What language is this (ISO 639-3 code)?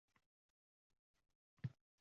uzb